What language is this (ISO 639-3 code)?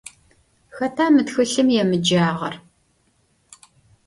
ady